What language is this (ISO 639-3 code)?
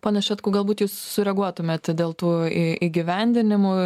lit